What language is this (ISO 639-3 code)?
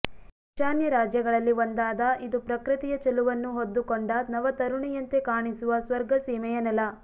kan